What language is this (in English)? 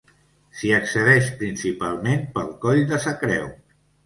Catalan